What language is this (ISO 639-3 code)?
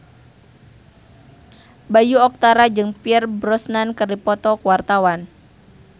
sun